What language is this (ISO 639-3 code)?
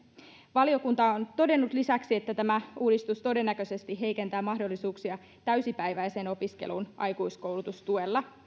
fin